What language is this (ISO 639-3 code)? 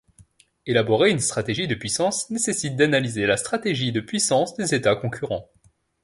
fra